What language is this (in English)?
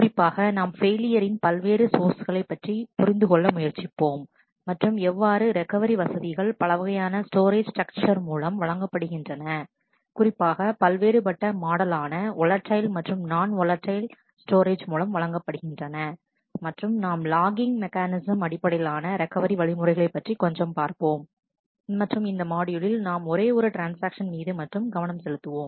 Tamil